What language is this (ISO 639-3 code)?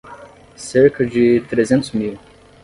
por